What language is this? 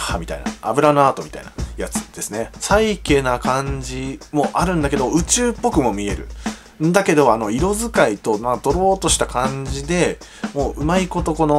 Japanese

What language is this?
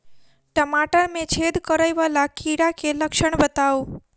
Maithili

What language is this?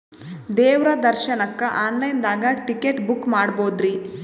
Kannada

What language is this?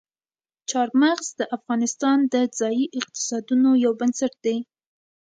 Pashto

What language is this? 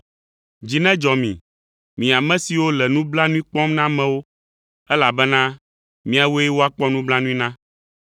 Ewe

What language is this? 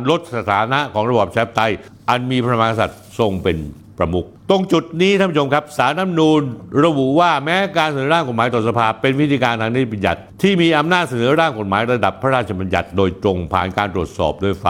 Thai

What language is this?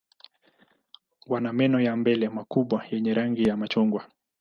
Swahili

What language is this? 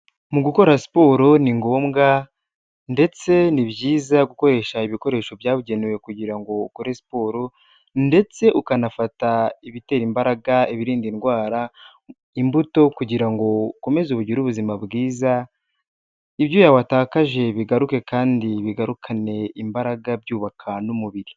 Kinyarwanda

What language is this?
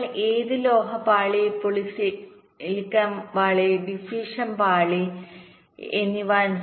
Malayalam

